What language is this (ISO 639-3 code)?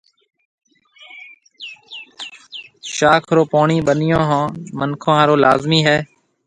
mve